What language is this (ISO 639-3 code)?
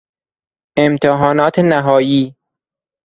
fas